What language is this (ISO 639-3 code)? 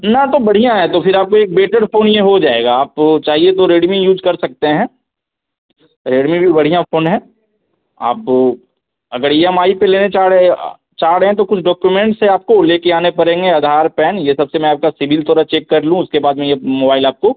hin